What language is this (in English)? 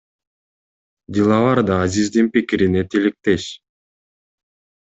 Kyrgyz